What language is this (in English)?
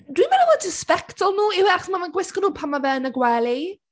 Welsh